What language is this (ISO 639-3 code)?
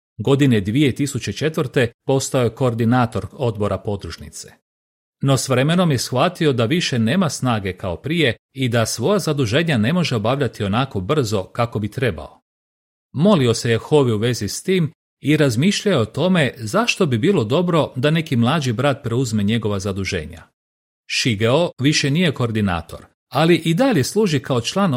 hrv